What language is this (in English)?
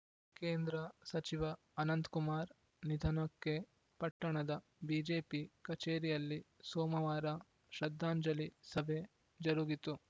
Kannada